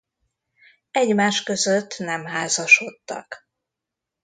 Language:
Hungarian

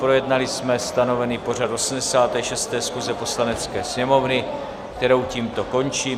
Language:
Czech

